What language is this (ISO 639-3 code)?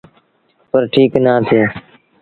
sbn